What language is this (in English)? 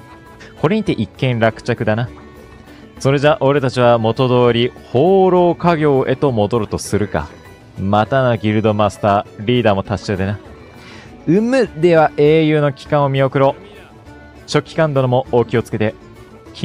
Japanese